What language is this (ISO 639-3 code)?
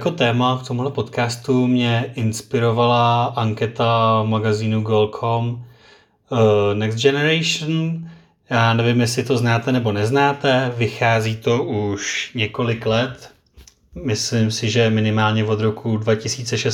ces